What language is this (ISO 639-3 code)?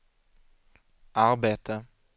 swe